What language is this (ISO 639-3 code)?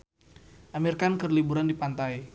sun